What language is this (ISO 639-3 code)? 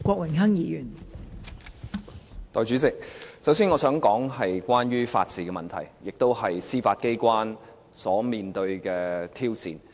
yue